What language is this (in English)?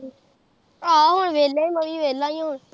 Punjabi